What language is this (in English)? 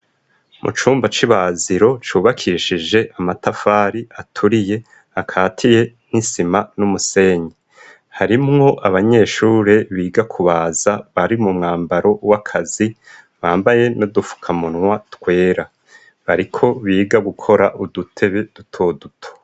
Rundi